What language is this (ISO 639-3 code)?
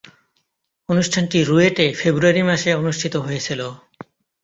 ben